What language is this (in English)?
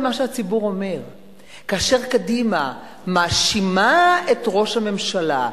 Hebrew